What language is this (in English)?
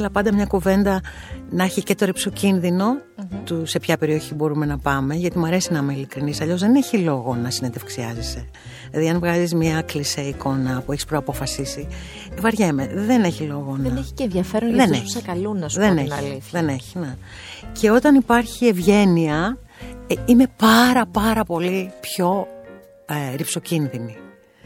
Greek